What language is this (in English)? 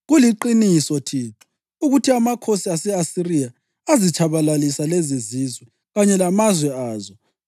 North Ndebele